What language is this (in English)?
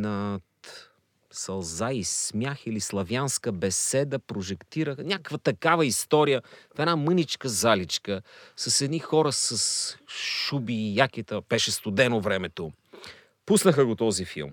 Bulgarian